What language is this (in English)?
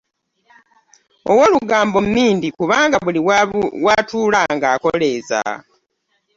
Ganda